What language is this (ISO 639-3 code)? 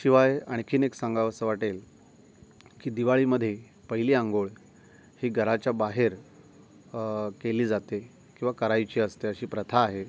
mar